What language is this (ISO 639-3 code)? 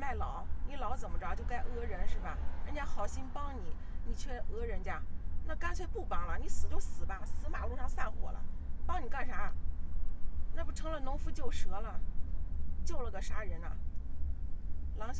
zho